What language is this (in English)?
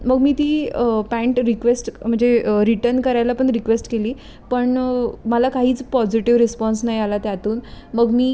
Marathi